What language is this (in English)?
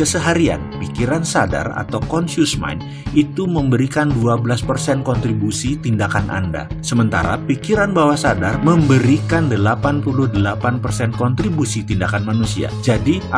Indonesian